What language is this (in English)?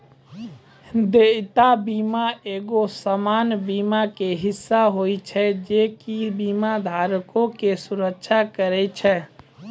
Maithili